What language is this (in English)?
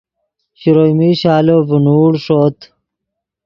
Yidgha